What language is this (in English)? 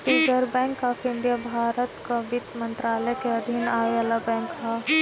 Bhojpuri